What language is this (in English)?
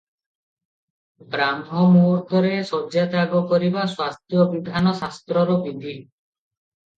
Odia